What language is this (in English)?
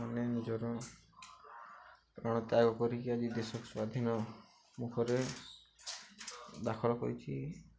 Odia